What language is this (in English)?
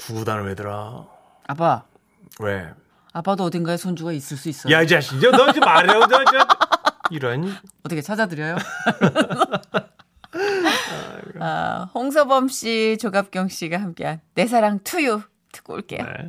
Korean